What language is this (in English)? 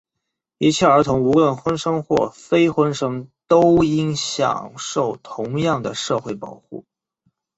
Chinese